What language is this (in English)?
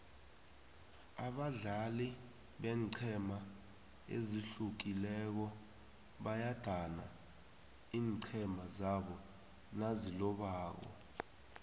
South Ndebele